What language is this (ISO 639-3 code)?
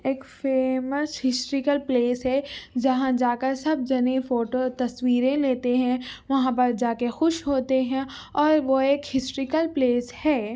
urd